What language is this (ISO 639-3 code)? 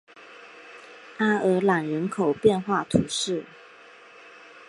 zho